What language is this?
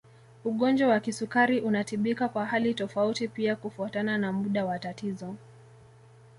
Swahili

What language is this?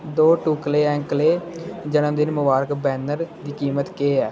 Dogri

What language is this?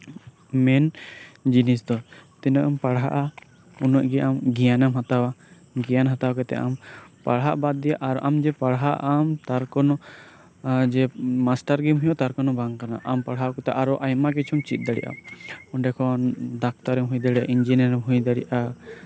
Santali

